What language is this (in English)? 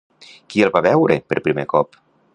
Catalan